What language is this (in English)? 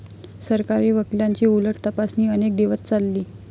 Marathi